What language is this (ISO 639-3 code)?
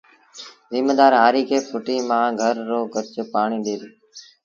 sbn